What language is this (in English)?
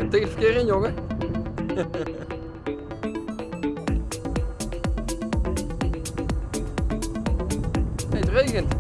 Dutch